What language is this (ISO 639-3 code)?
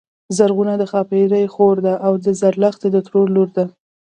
pus